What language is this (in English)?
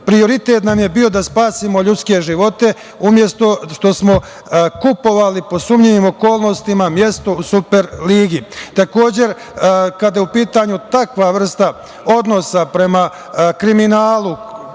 Serbian